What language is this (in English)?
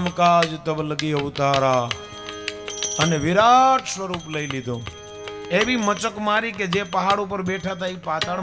Gujarati